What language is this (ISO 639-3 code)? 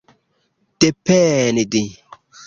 epo